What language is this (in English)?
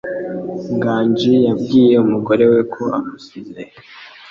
Kinyarwanda